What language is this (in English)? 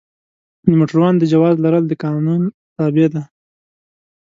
Pashto